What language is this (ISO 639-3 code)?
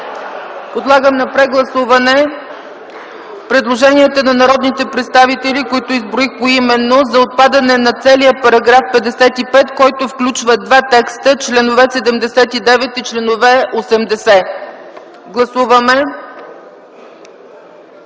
bul